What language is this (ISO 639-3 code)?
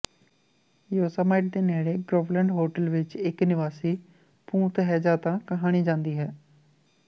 pan